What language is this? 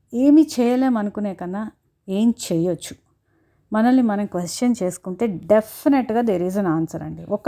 Telugu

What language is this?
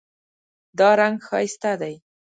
Pashto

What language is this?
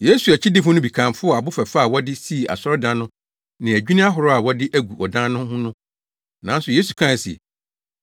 Akan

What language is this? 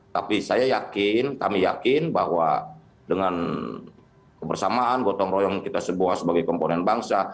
Indonesian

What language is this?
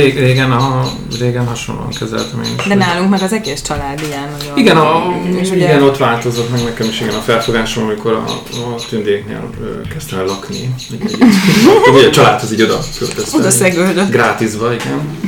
Hungarian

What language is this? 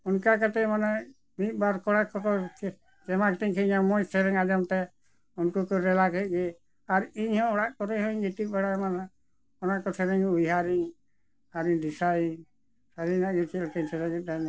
Santali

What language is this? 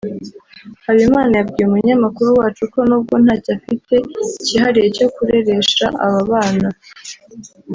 Kinyarwanda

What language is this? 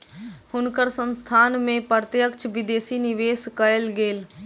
Maithili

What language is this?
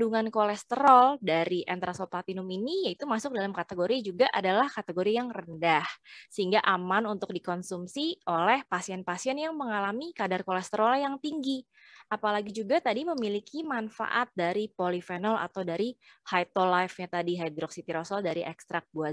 Indonesian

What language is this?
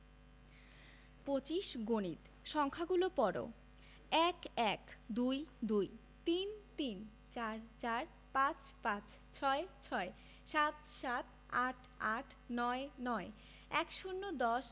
Bangla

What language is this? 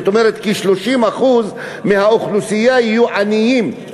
Hebrew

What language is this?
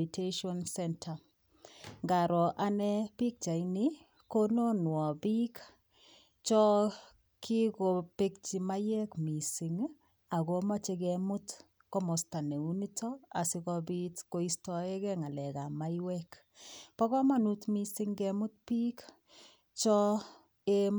Kalenjin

